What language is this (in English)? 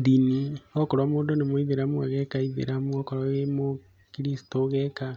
Kikuyu